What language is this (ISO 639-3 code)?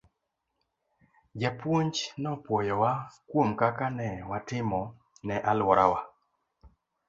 luo